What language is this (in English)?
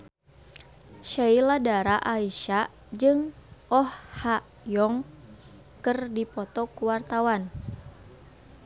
Sundanese